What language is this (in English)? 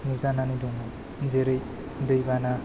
Bodo